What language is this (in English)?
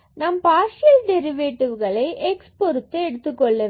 Tamil